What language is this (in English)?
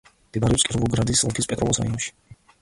Georgian